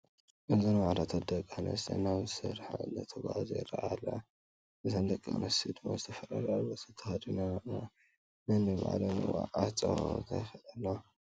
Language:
Tigrinya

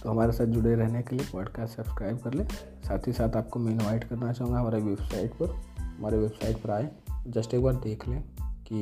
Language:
Hindi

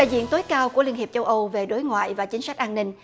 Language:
Vietnamese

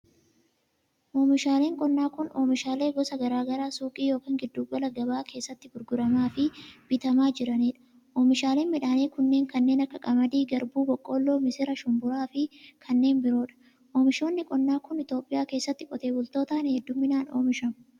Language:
Oromo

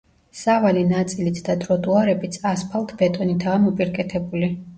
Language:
Georgian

